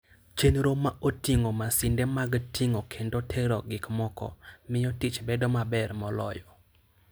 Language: Luo (Kenya and Tanzania)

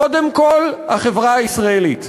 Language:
Hebrew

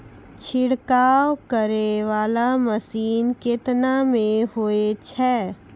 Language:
Maithili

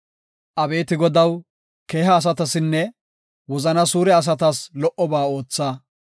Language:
Gofa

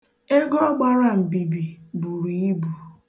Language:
Igbo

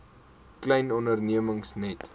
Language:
Afrikaans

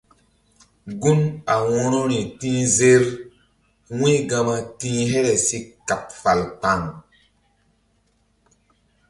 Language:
Mbum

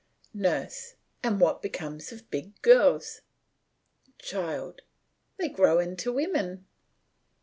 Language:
English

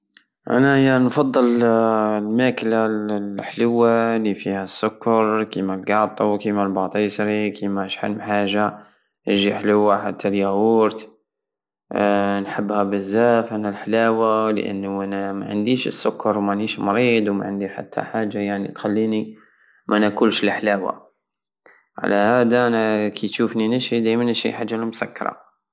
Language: Algerian Saharan Arabic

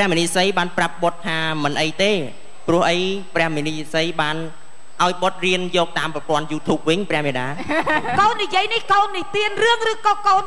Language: Thai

